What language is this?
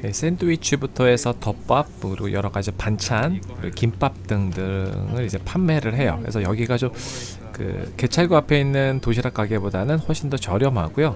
Korean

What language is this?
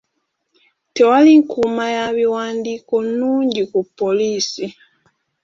Ganda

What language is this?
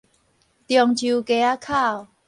Min Nan Chinese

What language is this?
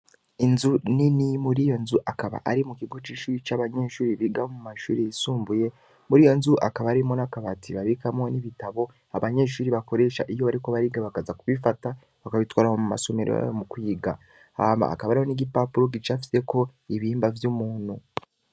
Rundi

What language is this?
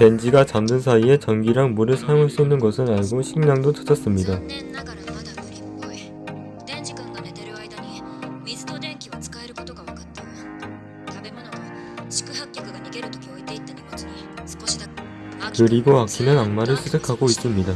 Korean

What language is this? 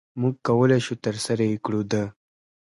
Pashto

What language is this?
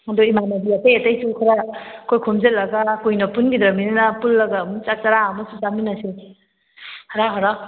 Manipuri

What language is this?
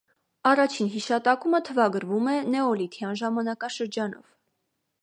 Armenian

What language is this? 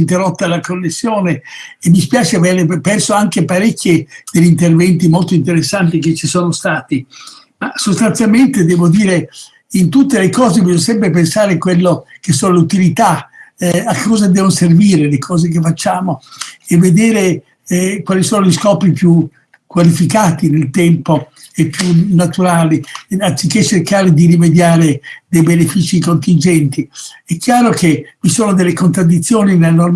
Italian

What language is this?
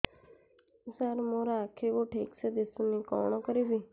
Odia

